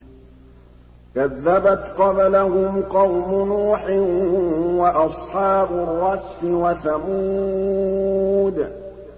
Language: Arabic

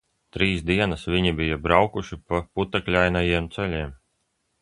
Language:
Latvian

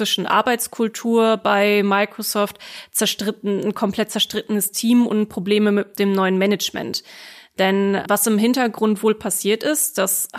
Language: German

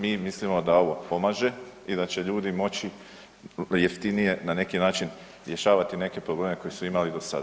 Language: Croatian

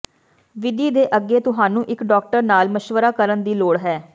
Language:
Punjabi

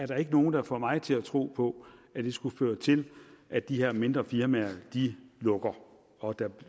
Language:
Danish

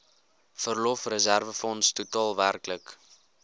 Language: Afrikaans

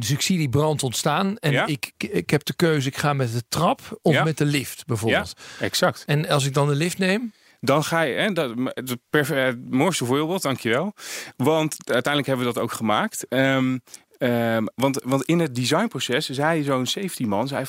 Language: Dutch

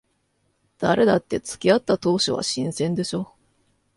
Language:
Japanese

